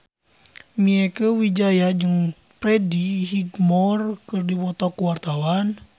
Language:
Sundanese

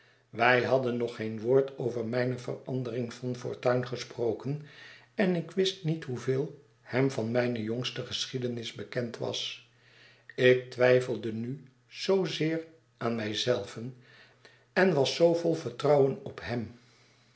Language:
Dutch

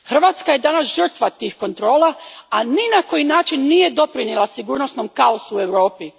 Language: Croatian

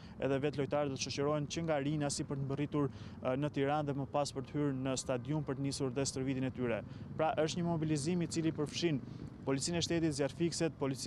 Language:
Romanian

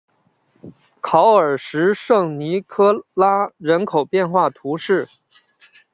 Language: Chinese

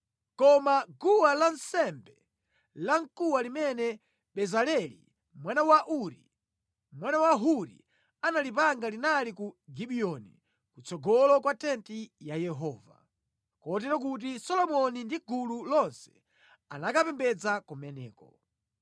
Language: Nyanja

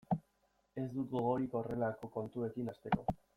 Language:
Basque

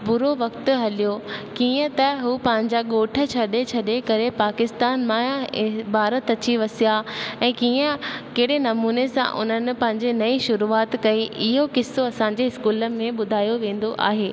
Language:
Sindhi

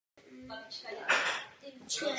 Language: Czech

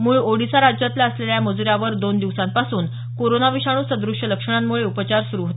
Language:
Marathi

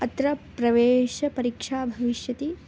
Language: Sanskrit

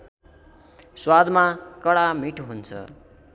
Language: Nepali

